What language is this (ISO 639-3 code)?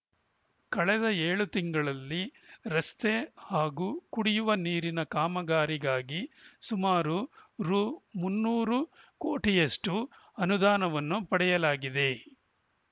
kan